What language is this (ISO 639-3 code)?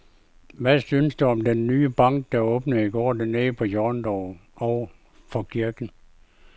dan